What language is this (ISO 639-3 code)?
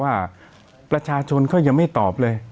tha